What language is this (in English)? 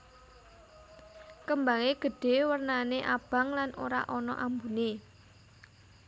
Javanese